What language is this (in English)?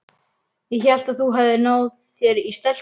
Icelandic